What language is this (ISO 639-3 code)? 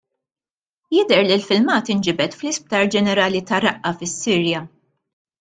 mlt